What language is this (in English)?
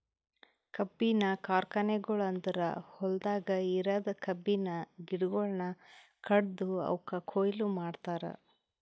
Kannada